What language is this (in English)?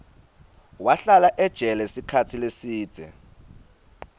Swati